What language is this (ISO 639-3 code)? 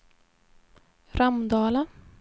swe